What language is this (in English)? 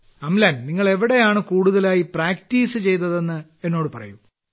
Malayalam